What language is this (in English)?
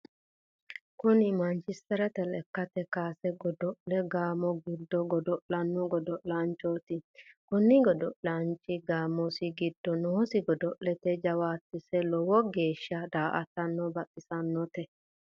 Sidamo